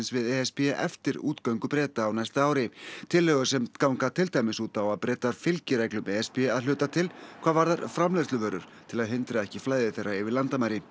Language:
Icelandic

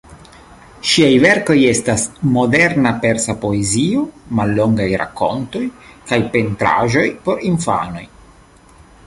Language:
Esperanto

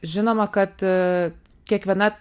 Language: Lithuanian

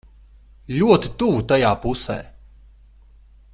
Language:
Latvian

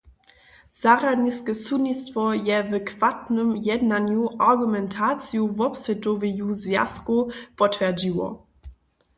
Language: Upper Sorbian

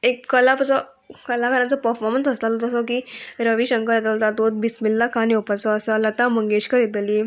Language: Konkani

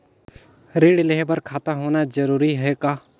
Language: Chhattisgarhi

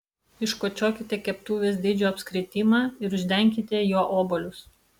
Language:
Lithuanian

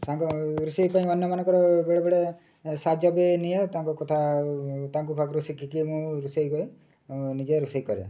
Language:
Odia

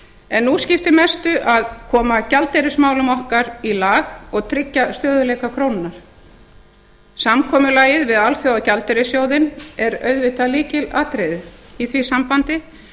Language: Icelandic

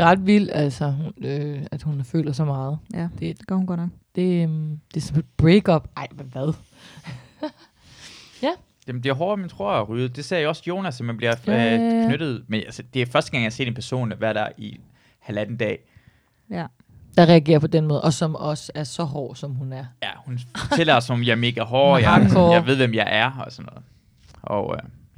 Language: Danish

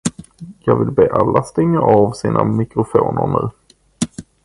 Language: Swedish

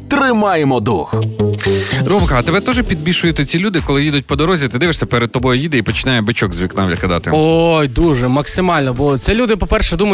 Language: Ukrainian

